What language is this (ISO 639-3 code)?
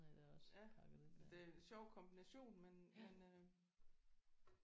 dan